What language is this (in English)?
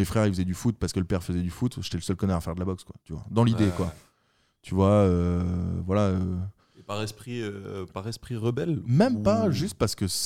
French